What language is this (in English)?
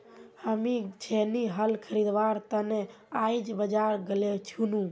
Magahi